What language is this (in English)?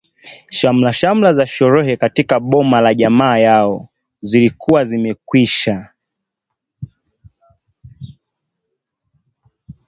Swahili